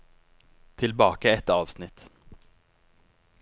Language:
Norwegian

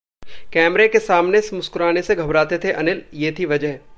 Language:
Hindi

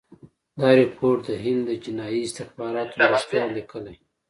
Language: Pashto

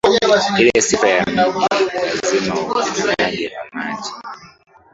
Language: Swahili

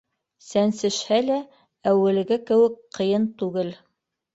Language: Bashkir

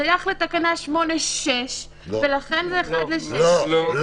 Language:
Hebrew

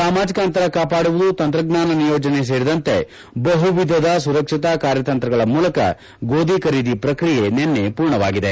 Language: Kannada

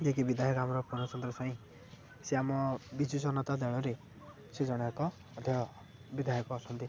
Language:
Odia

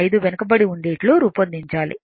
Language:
Telugu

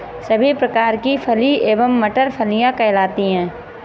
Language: Hindi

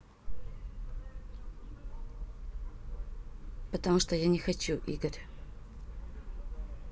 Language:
Russian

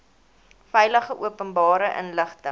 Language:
Afrikaans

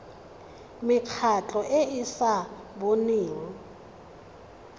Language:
Tswana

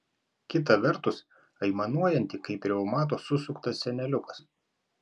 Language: Lithuanian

